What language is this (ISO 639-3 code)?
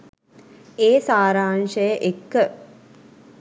sin